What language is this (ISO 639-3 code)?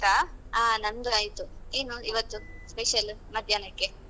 kan